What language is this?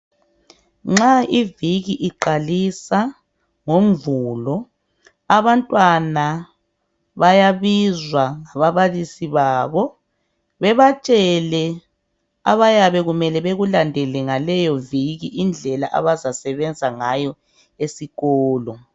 North Ndebele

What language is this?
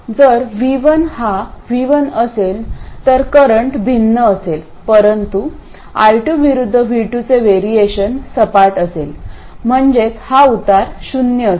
Marathi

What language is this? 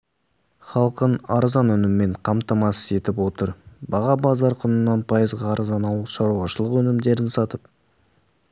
Kazakh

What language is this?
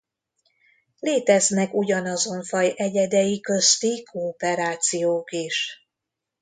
Hungarian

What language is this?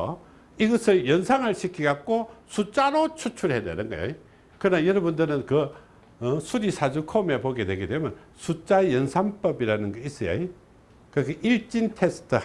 Korean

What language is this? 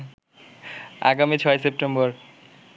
Bangla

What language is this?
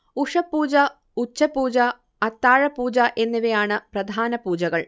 Malayalam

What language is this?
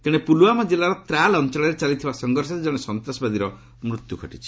Odia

